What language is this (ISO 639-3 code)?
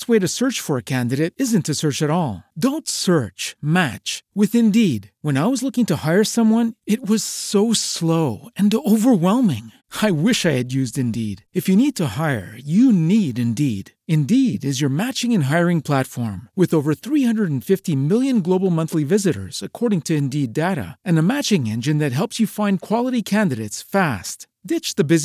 msa